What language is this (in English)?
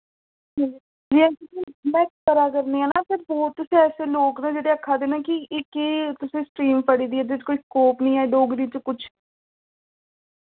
Dogri